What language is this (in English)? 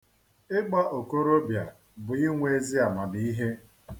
Igbo